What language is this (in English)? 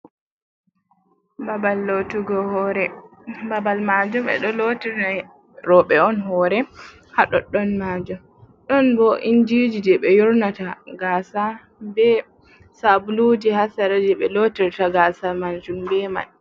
Fula